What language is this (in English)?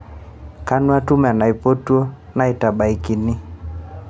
Masai